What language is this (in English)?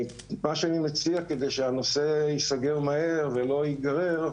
Hebrew